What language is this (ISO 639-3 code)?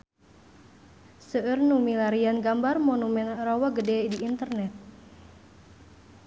sun